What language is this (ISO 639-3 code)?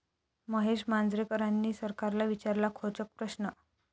mar